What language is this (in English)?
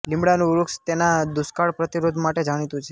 Gujarati